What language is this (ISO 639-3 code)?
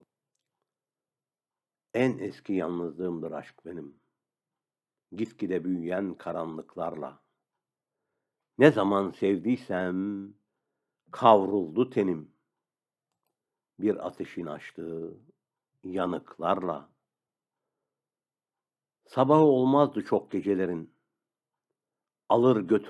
tur